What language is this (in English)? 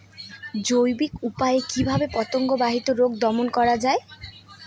Bangla